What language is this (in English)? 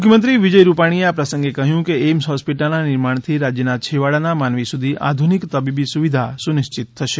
Gujarati